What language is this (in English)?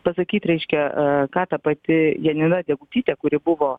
Lithuanian